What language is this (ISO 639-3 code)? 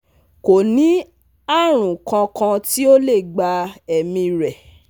yor